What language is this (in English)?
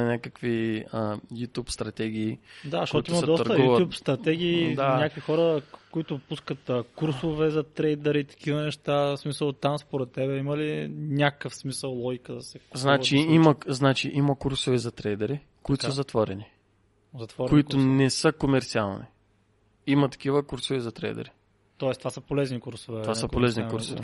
Bulgarian